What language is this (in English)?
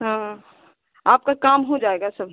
Hindi